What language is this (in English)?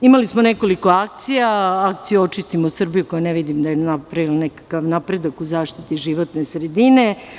Serbian